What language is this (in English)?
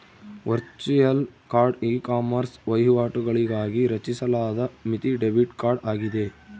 Kannada